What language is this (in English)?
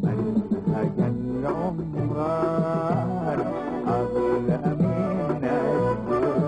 Arabic